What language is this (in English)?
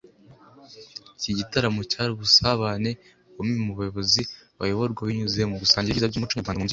Kinyarwanda